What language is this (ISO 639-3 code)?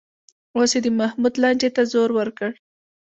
pus